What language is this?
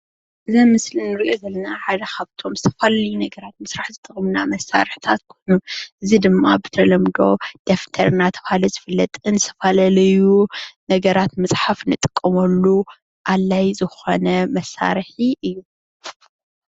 Tigrinya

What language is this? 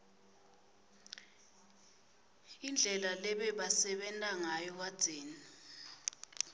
Swati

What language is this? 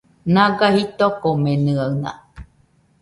Nüpode Huitoto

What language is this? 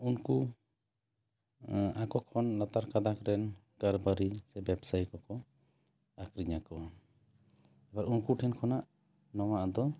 Santali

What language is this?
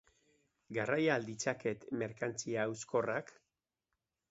Basque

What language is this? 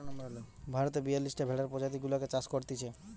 Bangla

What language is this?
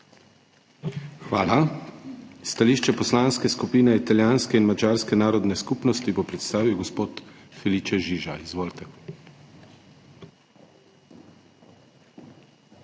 Slovenian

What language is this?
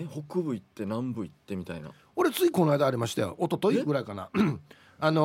Japanese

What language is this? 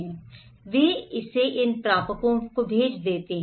Hindi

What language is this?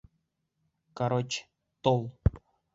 Bashkir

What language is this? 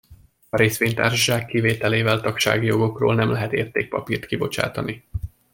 Hungarian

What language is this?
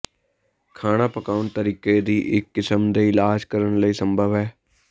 Punjabi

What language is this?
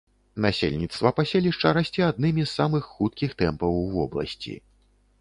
Belarusian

